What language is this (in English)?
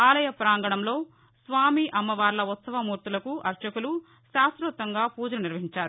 Telugu